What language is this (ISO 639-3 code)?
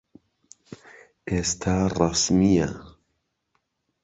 ckb